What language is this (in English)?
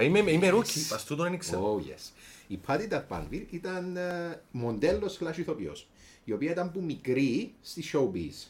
Greek